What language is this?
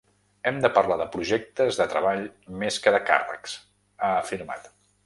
Catalan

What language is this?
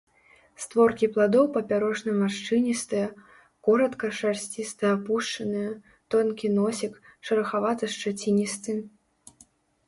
Belarusian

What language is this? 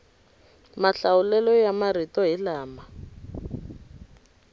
Tsonga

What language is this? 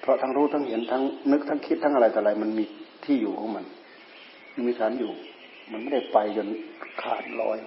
Thai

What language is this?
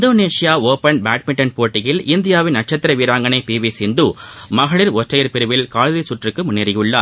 Tamil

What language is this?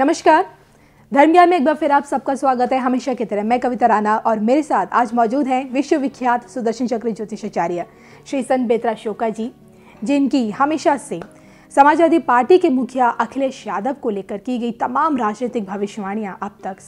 Hindi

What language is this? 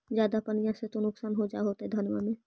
Magahi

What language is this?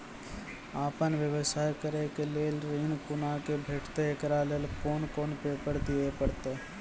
Maithili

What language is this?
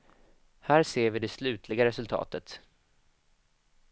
Swedish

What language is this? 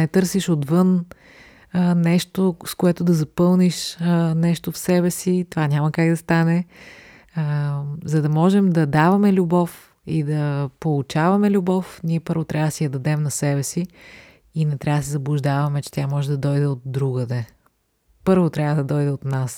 Bulgarian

